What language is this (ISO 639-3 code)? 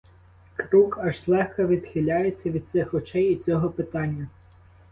ukr